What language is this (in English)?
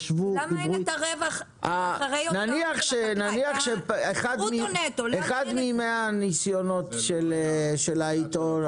Hebrew